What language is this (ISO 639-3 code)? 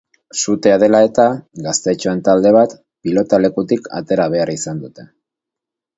eus